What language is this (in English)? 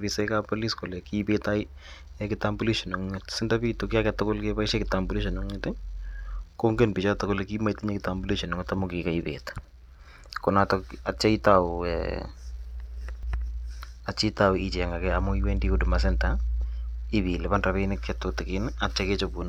Kalenjin